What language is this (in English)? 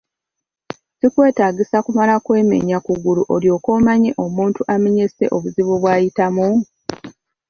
Ganda